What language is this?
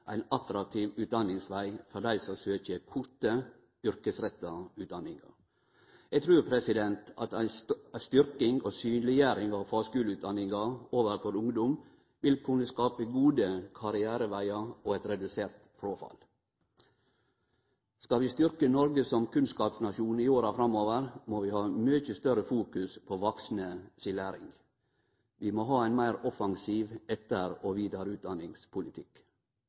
Norwegian Nynorsk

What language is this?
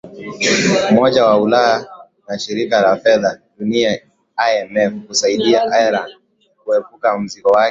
Swahili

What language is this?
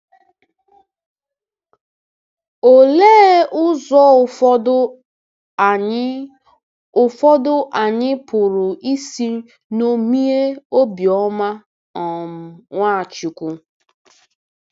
Igbo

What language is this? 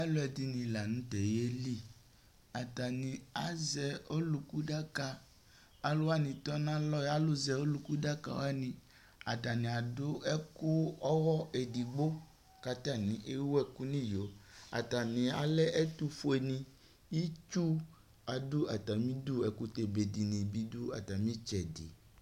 Ikposo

